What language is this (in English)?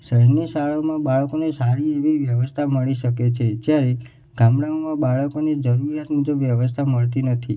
Gujarati